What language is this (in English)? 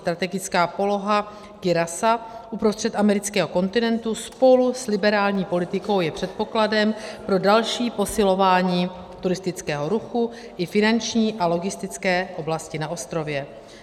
Czech